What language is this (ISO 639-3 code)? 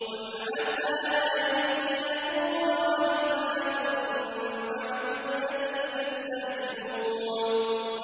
ara